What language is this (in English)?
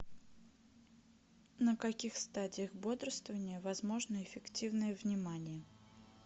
Russian